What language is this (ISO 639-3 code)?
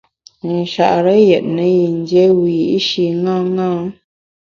bax